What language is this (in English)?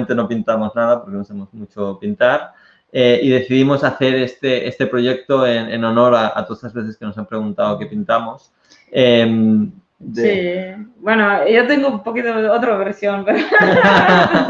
Spanish